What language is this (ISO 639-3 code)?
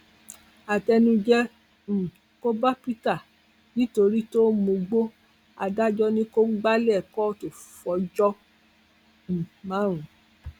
yor